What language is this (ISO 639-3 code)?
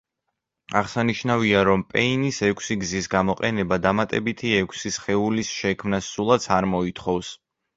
kat